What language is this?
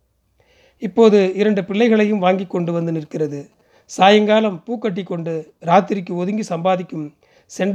Tamil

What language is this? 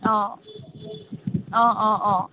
Assamese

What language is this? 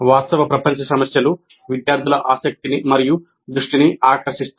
Telugu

